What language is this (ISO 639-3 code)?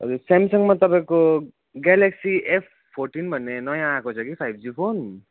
nep